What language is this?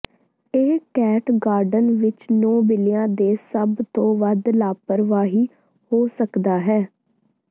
Punjabi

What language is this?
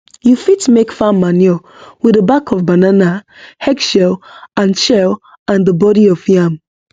Nigerian Pidgin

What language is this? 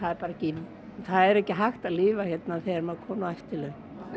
Icelandic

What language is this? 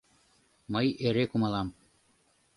Mari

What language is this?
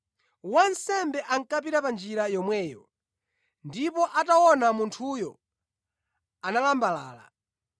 Nyanja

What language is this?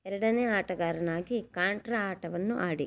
Kannada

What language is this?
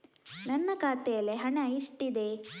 Kannada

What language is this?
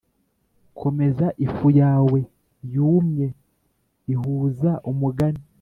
Kinyarwanda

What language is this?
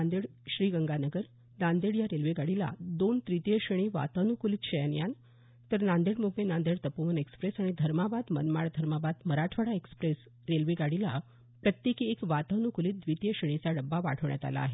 Marathi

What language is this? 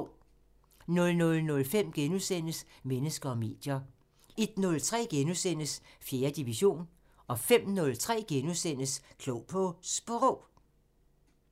Danish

